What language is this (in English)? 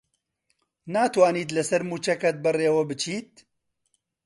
Central Kurdish